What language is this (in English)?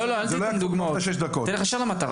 Hebrew